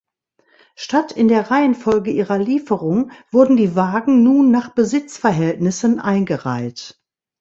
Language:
German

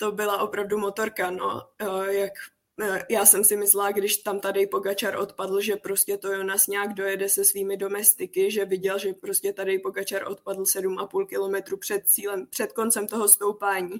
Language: Czech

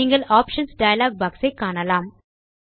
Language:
Tamil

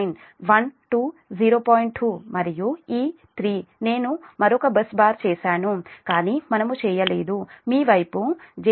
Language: Telugu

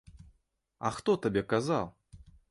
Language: Belarusian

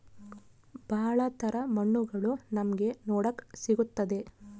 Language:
Kannada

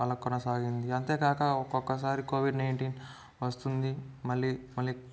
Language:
Telugu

